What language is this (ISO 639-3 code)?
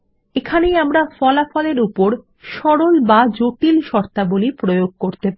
ben